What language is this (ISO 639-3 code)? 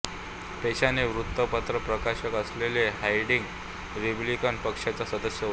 mar